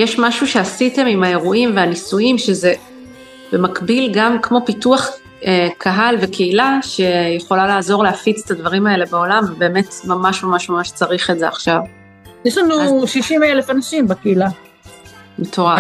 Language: Hebrew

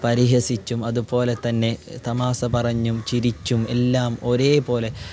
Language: Malayalam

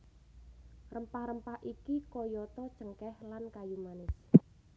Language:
Javanese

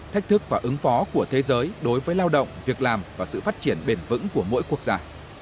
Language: Vietnamese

